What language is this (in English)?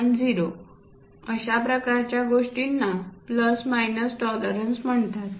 Marathi